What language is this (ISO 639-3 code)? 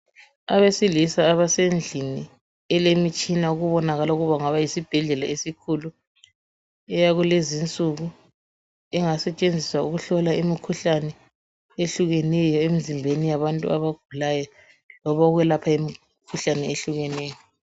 nde